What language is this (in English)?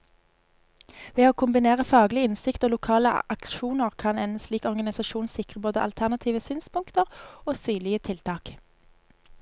Norwegian